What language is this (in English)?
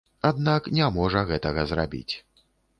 Belarusian